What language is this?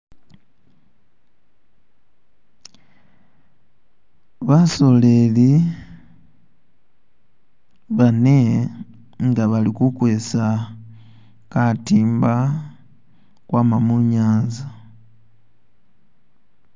Masaaba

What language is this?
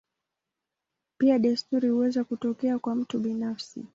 Swahili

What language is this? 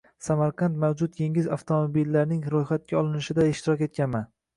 Uzbek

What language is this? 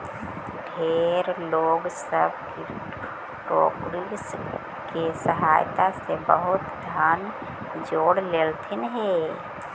Magahi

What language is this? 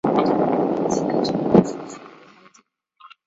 Chinese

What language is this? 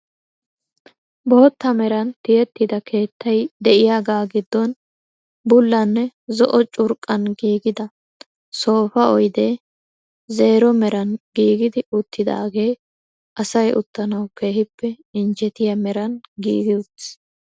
Wolaytta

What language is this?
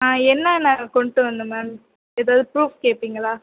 Tamil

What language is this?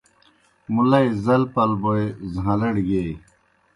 Kohistani Shina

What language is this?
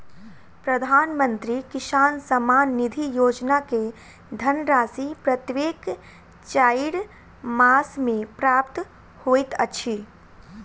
Maithili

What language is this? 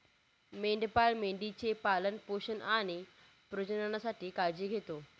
Marathi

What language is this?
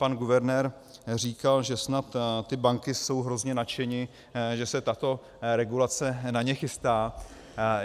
Czech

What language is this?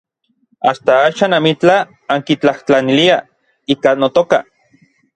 Orizaba Nahuatl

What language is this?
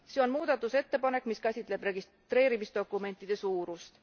Estonian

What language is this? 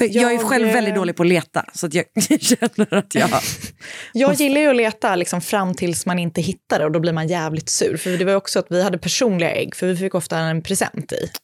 Swedish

